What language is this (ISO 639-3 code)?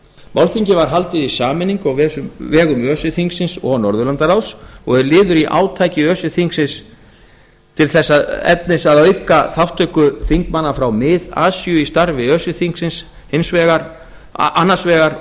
isl